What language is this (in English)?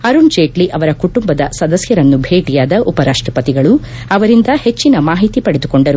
Kannada